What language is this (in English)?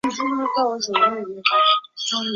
Chinese